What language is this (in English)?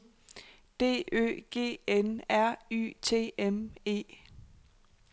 Danish